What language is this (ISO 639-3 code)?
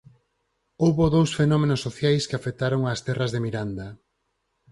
glg